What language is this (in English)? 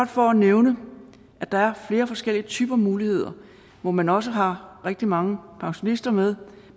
Danish